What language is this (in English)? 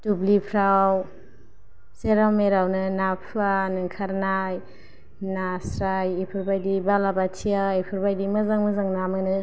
Bodo